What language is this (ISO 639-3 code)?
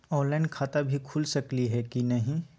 mag